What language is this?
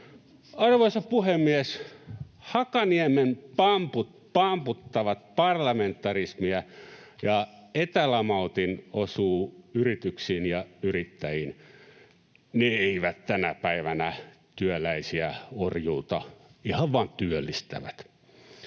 Finnish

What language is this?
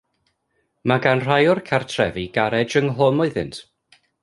Welsh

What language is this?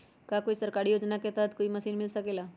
Magahi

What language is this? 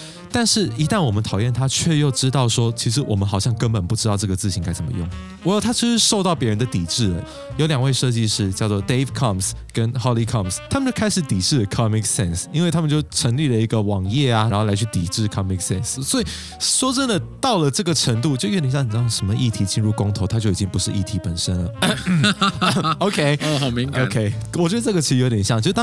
Chinese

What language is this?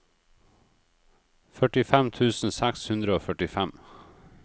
Norwegian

